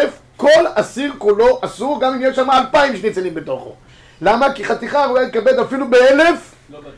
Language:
Hebrew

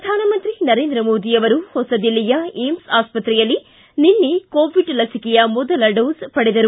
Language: Kannada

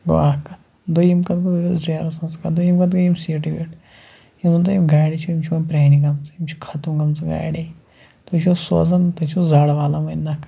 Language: Kashmiri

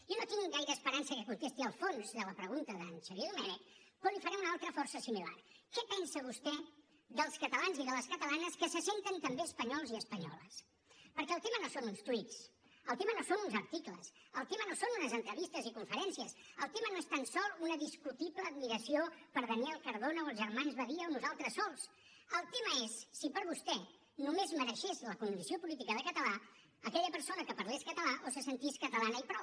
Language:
Catalan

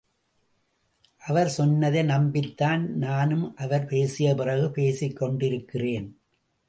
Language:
Tamil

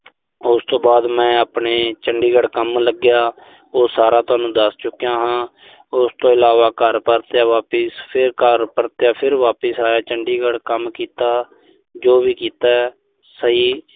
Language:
Punjabi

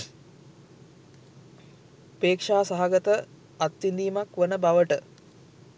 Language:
Sinhala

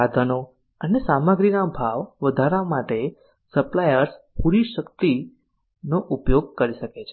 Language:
Gujarati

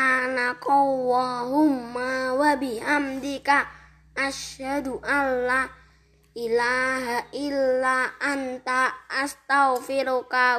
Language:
Indonesian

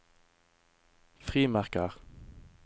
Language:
Norwegian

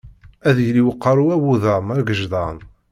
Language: Kabyle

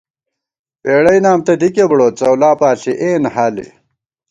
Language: Gawar-Bati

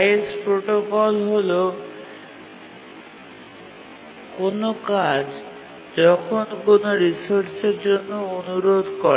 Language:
Bangla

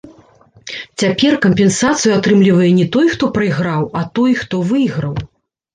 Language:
Belarusian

